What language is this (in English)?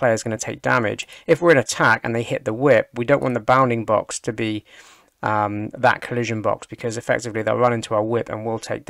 English